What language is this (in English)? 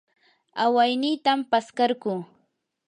Yanahuanca Pasco Quechua